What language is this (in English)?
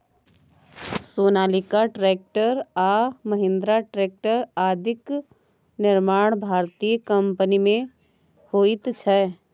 Maithili